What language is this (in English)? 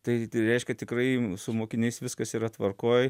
Lithuanian